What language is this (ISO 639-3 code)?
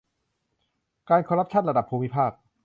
tha